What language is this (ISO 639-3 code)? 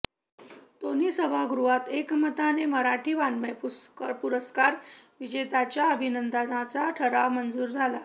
mar